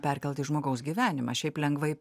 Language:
Lithuanian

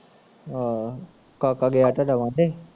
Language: Punjabi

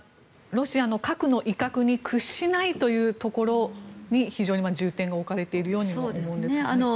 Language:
Japanese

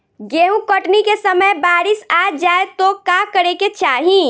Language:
Bhojpuri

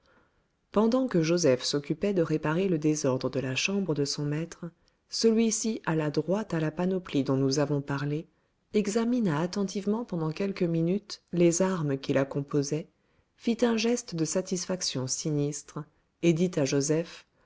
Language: French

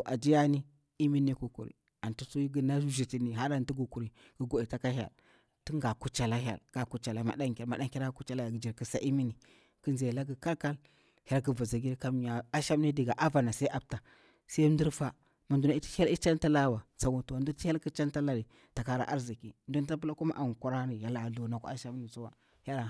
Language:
Bura-Pabir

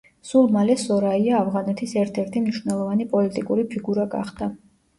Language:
Georgian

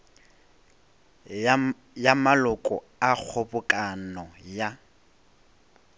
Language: Northern Sotho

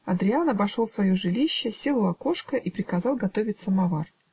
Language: Russian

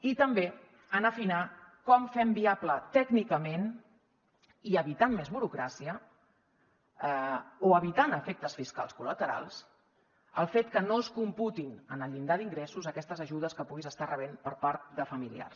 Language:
Catalan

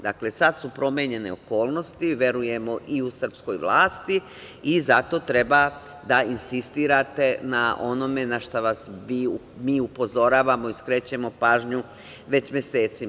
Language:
Serbian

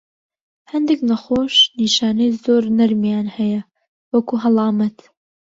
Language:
Central Kurdish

